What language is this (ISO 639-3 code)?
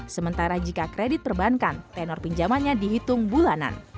ind